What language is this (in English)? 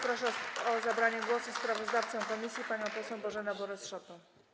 Polish